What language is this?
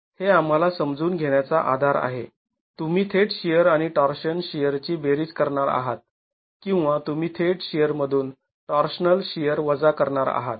Marathi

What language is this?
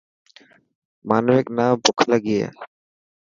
Dhatki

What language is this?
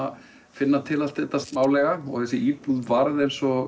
Icelandic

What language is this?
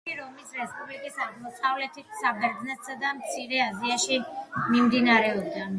Georgian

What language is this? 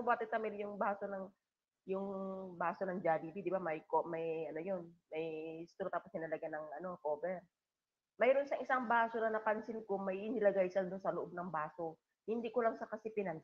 Filipino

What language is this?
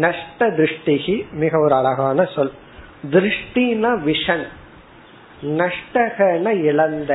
Tamil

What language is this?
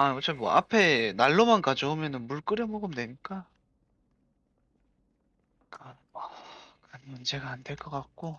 Korean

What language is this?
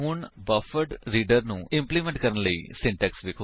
Punjabi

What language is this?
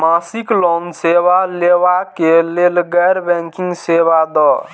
Maithili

